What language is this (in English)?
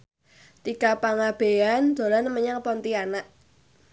Javanese